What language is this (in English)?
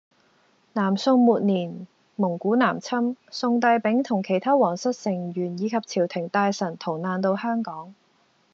Cantonese